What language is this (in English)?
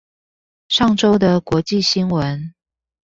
Chinese